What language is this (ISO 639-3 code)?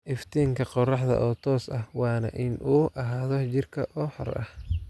som